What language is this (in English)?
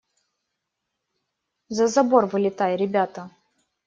Russian